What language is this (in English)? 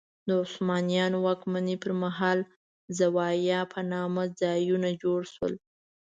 Pashto